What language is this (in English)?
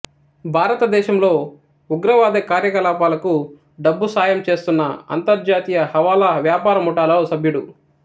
Telugu